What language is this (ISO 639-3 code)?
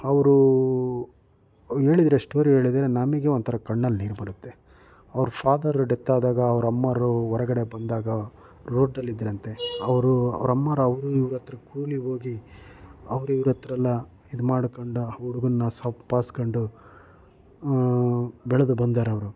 kan